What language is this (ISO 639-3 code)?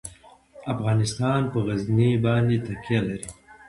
pus